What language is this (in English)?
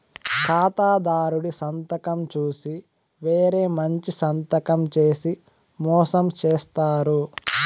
Telugu